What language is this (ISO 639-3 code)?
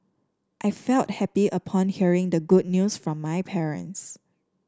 eng